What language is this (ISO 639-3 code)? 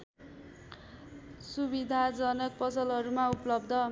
nep